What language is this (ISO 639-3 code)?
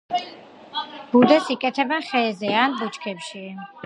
kat